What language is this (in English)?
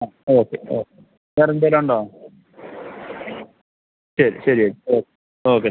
Malayalam